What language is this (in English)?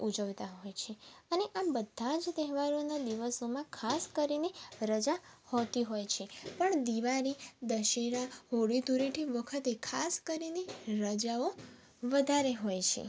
Gujarati